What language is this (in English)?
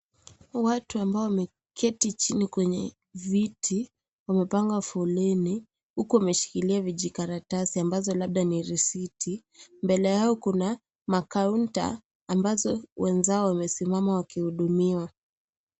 Swahili